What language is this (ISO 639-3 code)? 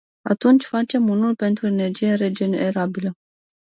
ron